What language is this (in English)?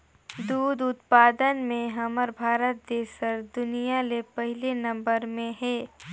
Chhattisgarhi